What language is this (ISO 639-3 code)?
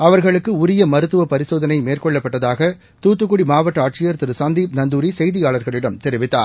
tam